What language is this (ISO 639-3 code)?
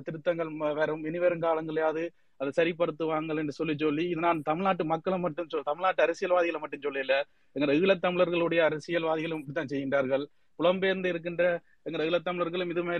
tam